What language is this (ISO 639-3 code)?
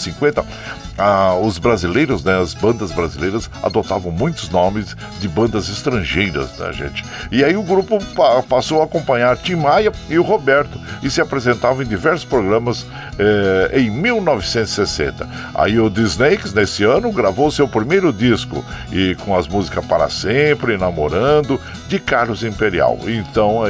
por